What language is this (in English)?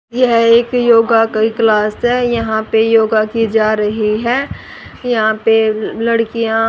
Hindi